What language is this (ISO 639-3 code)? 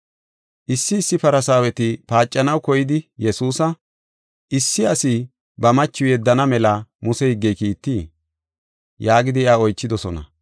gof